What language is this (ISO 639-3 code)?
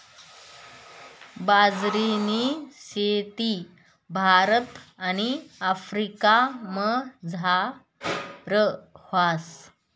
mar